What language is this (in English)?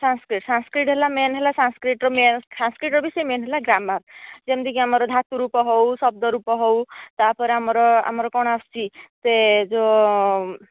Odia